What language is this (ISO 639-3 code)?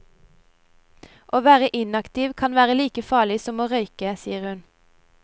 nor